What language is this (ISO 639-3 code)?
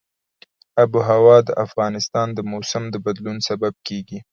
pus